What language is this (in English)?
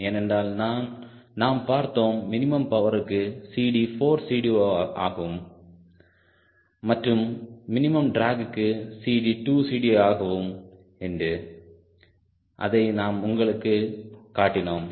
Tamil